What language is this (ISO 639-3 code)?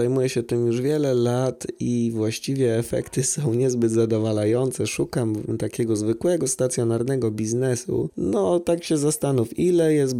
pol